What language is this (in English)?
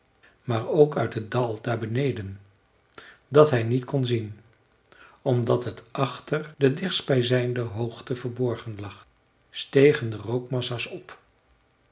Dutch